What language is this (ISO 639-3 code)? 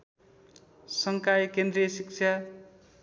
nep